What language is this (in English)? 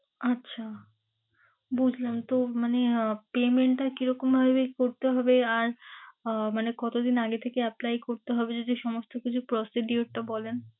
Bangla